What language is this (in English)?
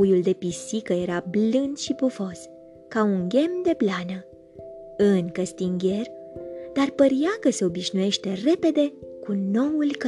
Romanian